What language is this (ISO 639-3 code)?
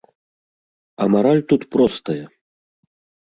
bel